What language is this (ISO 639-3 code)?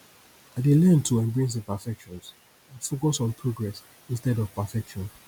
pcm